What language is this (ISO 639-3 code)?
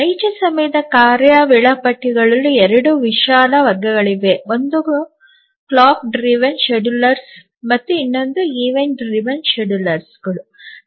kan